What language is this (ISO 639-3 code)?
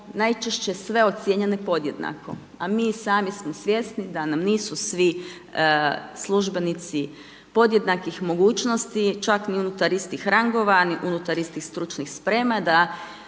hrv